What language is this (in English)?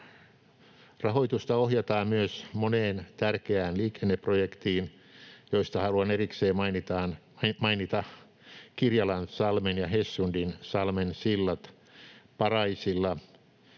Finnish